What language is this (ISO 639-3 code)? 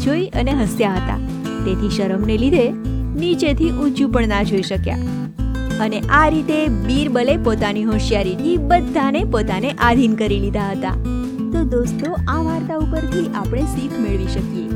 guj